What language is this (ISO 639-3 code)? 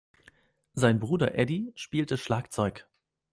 deu